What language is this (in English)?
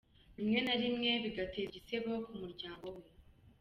Kinyarwanda